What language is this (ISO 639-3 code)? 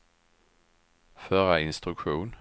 swe